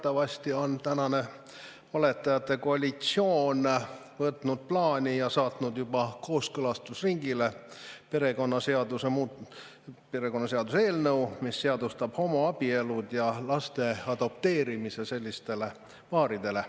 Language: Estonian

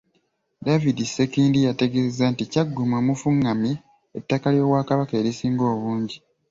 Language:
Ganda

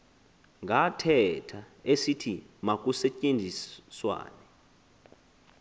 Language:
Xhosa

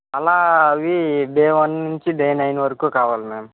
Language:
Telugu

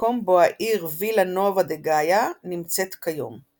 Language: Hebrew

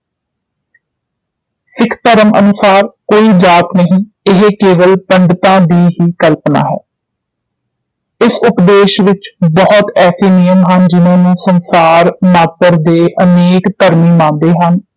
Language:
Punjabi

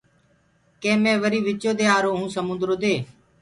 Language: Gurgula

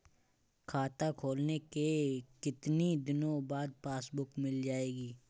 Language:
Hindi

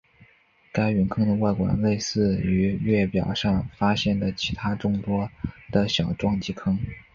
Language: Chinese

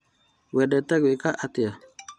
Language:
Kikuyu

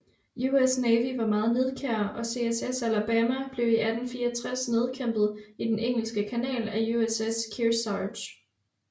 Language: Danish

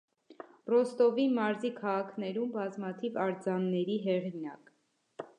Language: Armenian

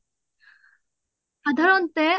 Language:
Assamese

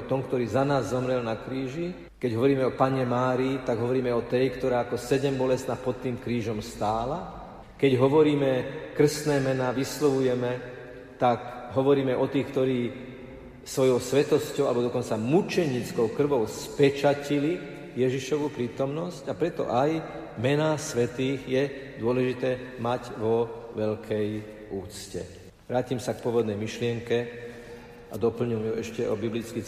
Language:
Slovak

